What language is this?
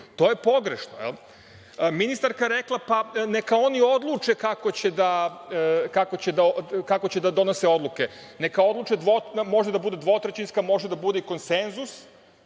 Serbian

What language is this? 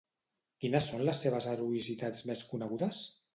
Catalan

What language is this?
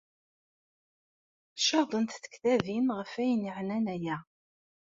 Kabyle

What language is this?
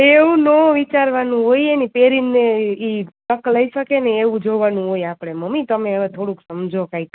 Gujarati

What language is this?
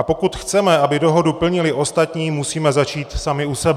Czech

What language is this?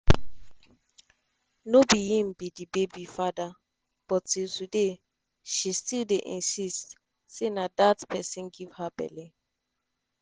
Nigerian Pidgin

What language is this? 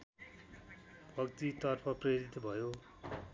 Nepali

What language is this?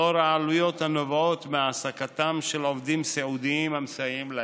Hebrew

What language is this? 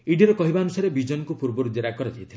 Odia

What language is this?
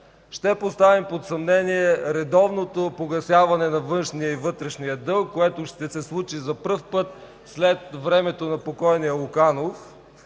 Bulgarian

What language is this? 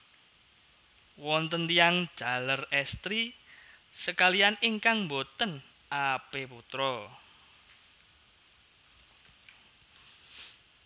Javanese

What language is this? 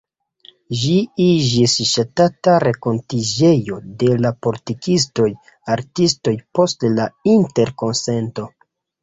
Esperanto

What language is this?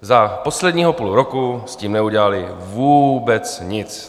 Czech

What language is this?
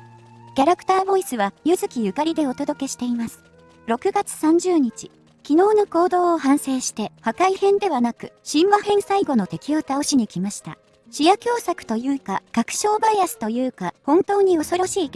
Japanese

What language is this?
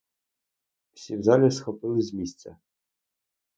Ukrainian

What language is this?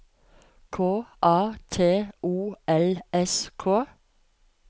Norwegian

